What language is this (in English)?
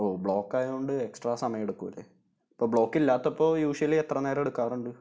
Malayalam